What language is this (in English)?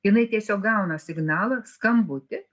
Lithuanian